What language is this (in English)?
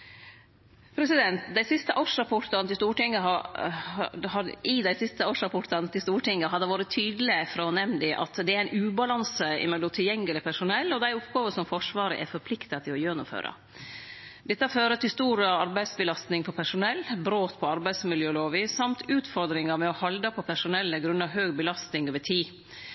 Norwegian Nynorsk